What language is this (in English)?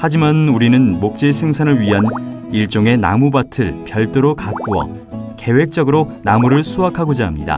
Korean